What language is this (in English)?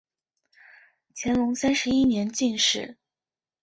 Chinese